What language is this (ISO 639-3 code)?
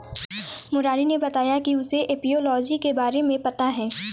hin